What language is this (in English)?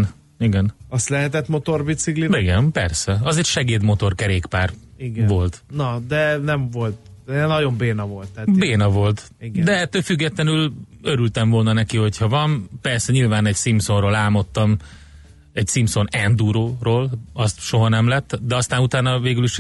Hungarian